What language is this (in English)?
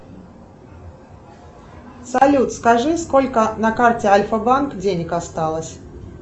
Russian